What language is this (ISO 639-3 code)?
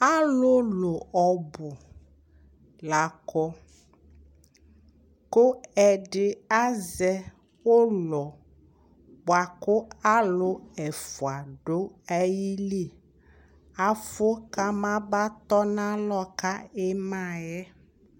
kpo